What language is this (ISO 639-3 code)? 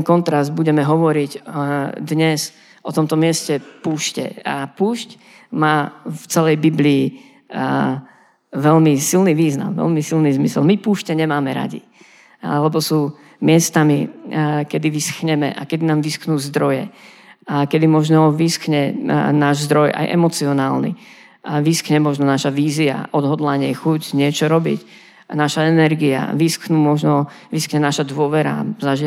slk